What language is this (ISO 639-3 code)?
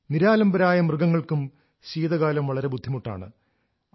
mal